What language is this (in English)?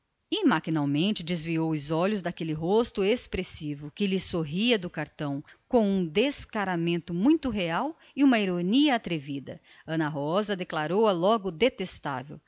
Portuguese